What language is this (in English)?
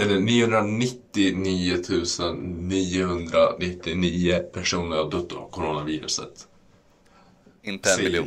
Swedish